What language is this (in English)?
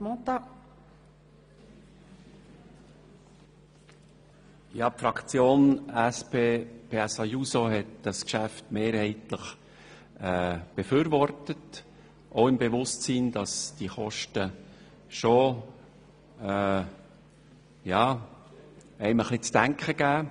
Swiss German